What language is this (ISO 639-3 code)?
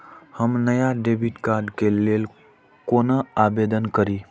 mai